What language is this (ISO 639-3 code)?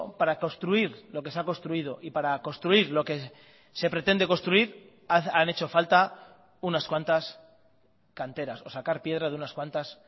spa